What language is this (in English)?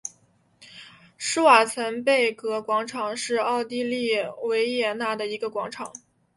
Chinese